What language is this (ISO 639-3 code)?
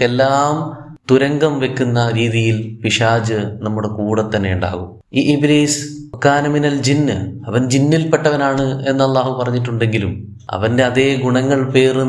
mal